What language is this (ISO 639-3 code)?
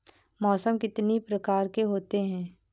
hin